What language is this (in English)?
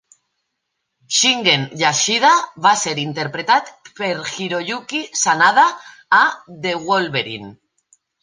Catalan